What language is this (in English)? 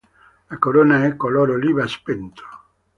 Italian